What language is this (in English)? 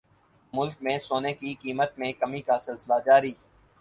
Urdu